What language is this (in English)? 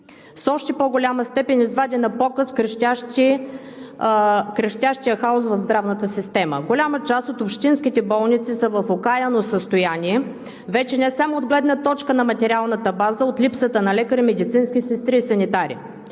Bulgarian